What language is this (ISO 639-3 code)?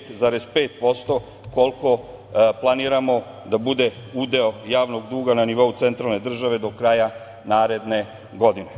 srp